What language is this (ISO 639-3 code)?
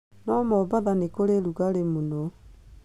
kik